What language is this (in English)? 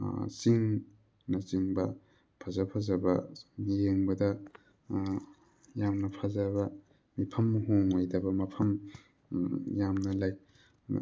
Manipuri